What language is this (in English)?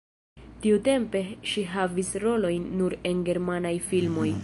Esperanto